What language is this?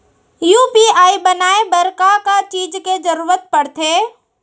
Chhattisgarhi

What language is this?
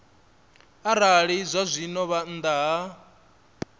Venda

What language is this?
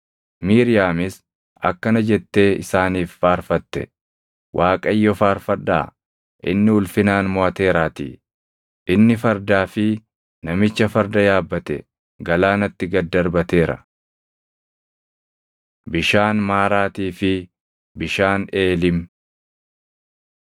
Oromo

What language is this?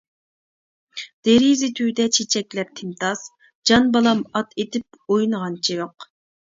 Uyghur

